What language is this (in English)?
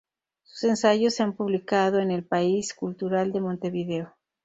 Spanish